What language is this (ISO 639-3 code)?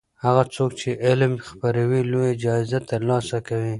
pus